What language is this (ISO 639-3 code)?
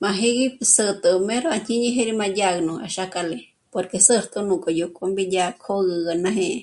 mmc